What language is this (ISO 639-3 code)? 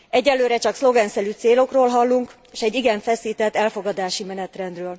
hun